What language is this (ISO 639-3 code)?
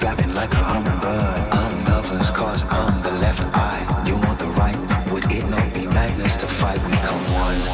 eng